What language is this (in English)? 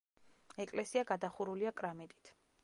Georgian